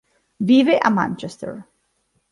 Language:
Italian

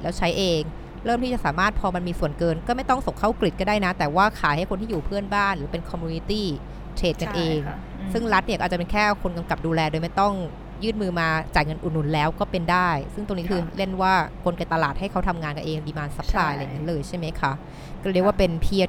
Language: Thai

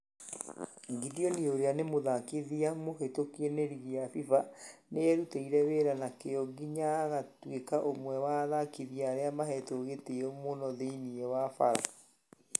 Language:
Kikuyu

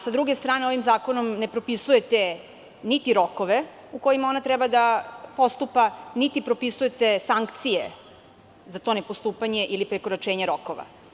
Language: Serbian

